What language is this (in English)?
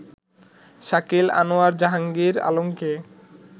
Bangla